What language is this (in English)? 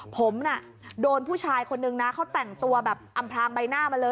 Thai